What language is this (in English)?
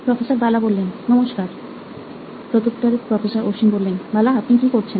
Bangla